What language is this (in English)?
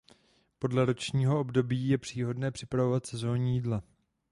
Czech